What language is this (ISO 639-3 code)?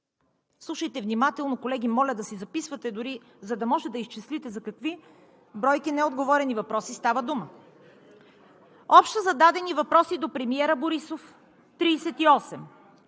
bul